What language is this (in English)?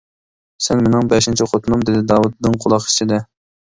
Uyghur